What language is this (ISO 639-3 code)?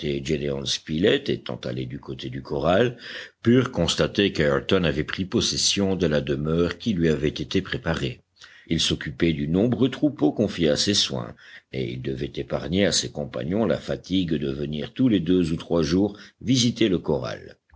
fra